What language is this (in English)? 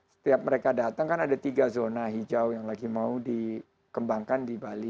Indonesian